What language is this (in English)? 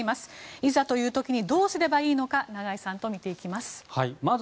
Japanese